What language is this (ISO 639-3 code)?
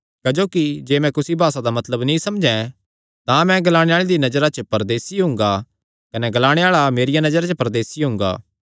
xnr